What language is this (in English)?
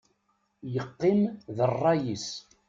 Kabyle